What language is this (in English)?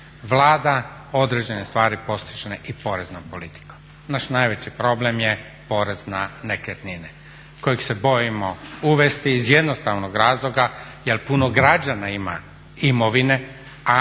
Croatian